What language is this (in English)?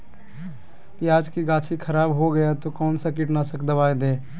Magahi